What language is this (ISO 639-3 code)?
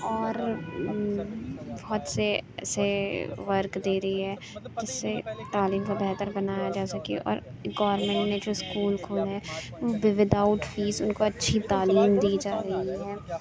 urd